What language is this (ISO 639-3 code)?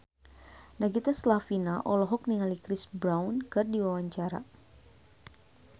sun